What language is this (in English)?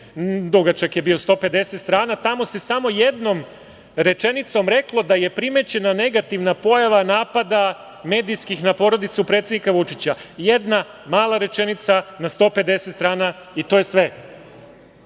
Serbian